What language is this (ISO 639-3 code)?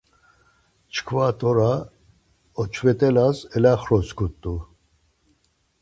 lzz